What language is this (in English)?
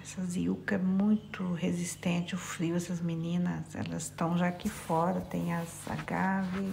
Portuguese